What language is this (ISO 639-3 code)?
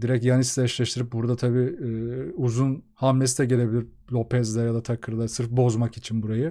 tur